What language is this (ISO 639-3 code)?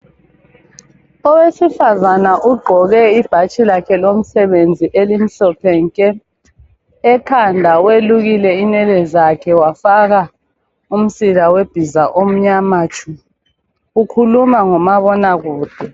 nde